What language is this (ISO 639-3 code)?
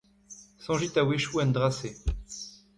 bre